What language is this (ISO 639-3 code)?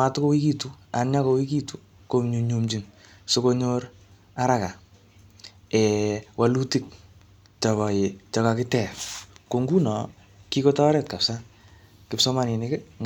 kln